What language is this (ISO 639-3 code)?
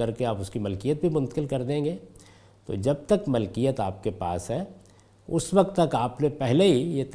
urd